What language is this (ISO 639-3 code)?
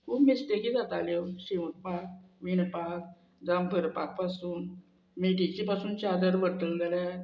kok